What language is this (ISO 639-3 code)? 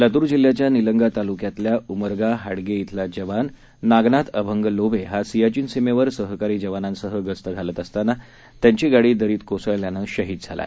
mar